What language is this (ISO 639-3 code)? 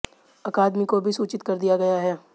hin